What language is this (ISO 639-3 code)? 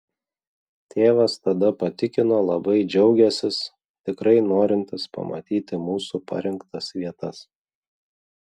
lit